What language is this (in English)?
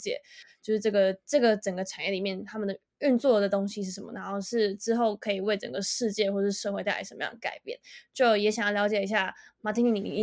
Chinese